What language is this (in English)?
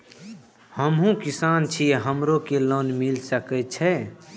Maithili